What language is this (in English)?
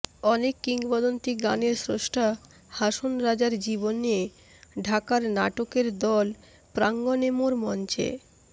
Bangla